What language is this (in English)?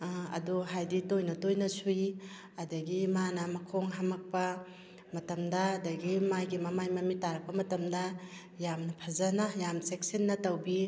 Manipuri